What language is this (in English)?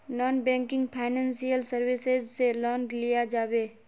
Magahi